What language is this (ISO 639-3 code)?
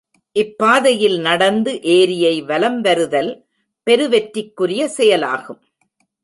tam